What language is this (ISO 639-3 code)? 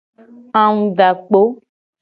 gej